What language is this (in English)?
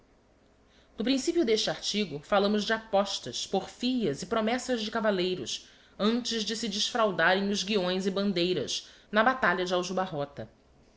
Portuguese